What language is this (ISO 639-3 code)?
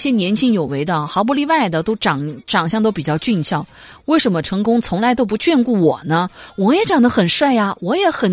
zho